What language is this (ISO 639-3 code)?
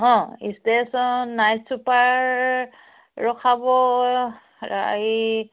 asm